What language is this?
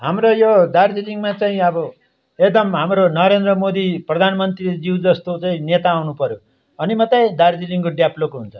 Nepali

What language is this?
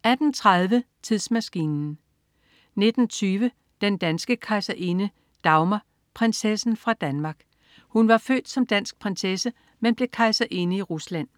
Danish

